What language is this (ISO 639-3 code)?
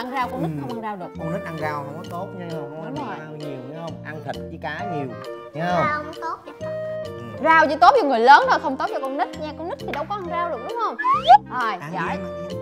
vie